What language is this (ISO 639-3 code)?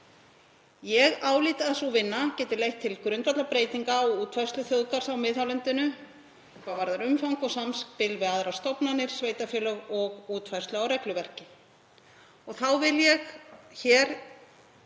isl